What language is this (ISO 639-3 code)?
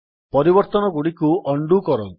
ori